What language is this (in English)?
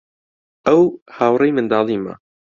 Central Kurdish